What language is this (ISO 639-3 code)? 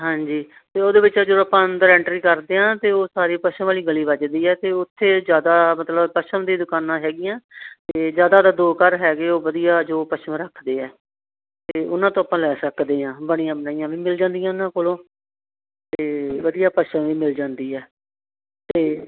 pan